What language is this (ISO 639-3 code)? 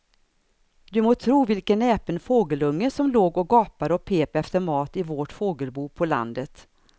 swe